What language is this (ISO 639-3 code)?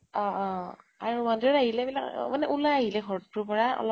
asm